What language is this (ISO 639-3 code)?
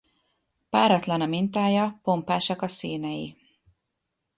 hun